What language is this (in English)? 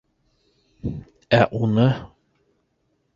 Bashkir